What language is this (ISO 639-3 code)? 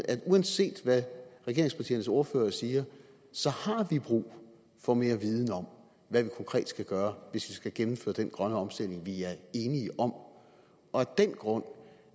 dan